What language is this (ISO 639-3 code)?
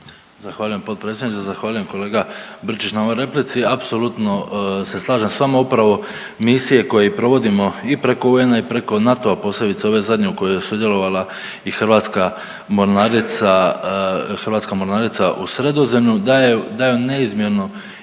hrv